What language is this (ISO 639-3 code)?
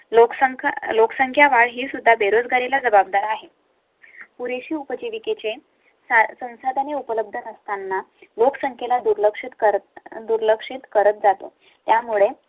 mar